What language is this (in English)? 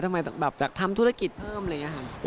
Thai